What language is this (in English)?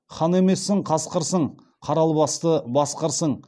Kazakh